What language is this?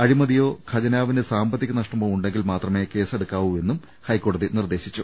Malayalam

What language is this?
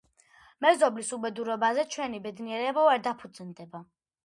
Georgian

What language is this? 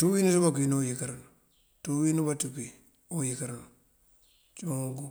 Mandjak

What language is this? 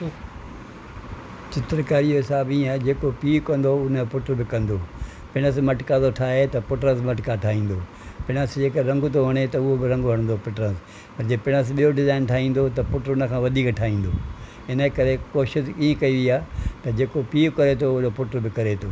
Sindhi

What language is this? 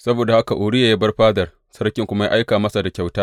Hausa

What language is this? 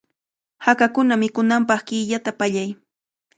Cajatambo North Lima Quechua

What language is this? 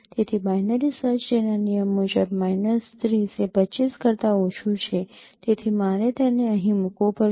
Gujarati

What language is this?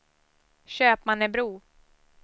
Swedish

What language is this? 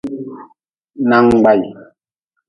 Nawdm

